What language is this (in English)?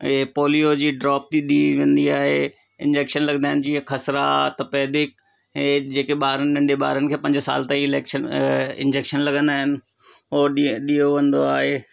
Sindhi